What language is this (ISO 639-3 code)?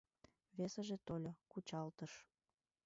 chm